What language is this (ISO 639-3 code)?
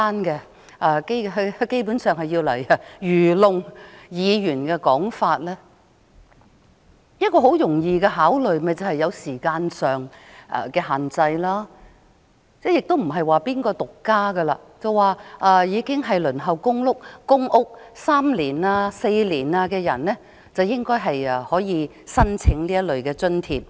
yue